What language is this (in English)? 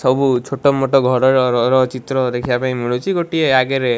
Odia